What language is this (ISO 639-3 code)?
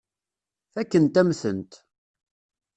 kab